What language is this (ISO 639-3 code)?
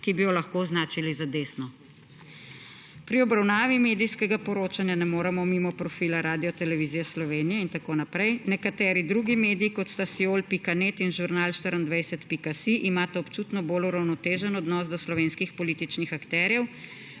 slv